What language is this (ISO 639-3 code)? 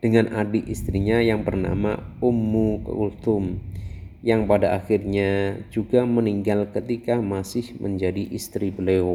ind